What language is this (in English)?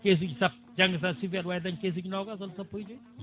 Fula